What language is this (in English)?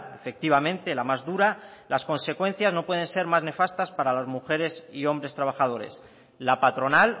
Spanish